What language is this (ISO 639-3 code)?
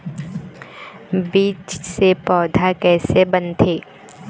hne